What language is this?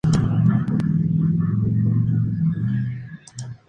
Spanish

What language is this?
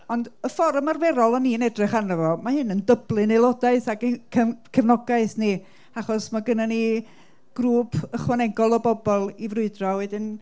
Welsh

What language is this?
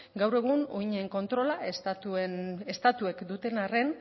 Basque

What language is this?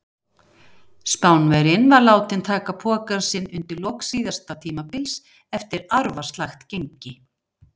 Icelandic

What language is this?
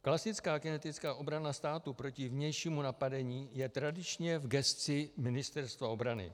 Czech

